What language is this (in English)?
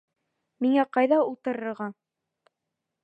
Bashkir